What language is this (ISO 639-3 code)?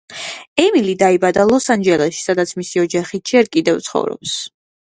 kat